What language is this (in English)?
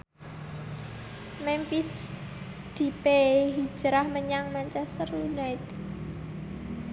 Javanese